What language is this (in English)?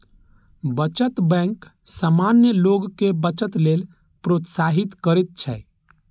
Maithili